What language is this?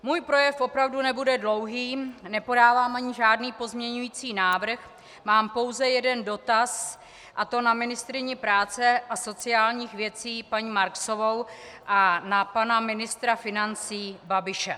Czech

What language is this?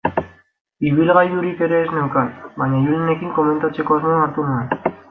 Basque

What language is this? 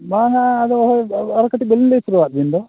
Santali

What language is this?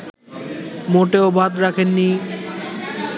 Bangla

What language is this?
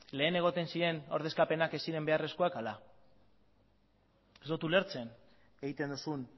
Basque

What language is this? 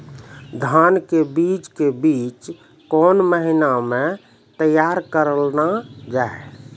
Maithili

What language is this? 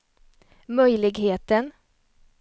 Swedish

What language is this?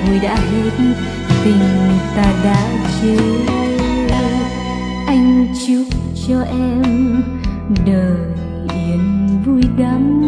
Vietnamese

